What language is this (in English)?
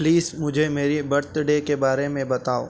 Urdu